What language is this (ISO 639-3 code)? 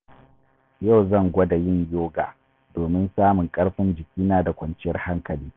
hau